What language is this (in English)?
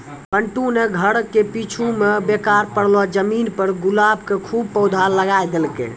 Maithili